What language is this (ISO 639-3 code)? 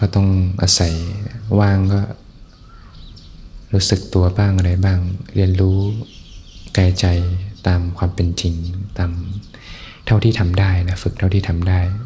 tha